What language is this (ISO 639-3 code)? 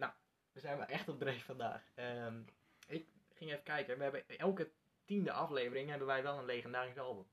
nld